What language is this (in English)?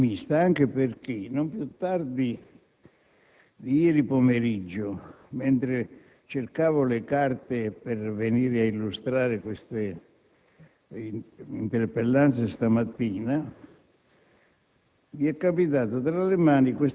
Italian